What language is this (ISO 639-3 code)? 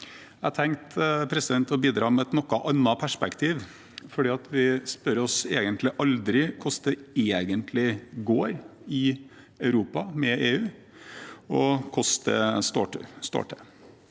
nor